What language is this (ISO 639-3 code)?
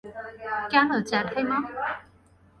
ben